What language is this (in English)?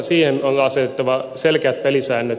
Finnish